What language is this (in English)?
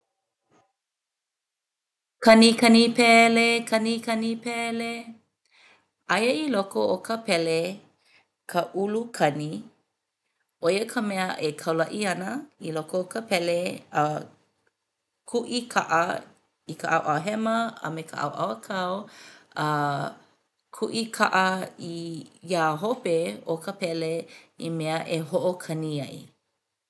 Hawaiian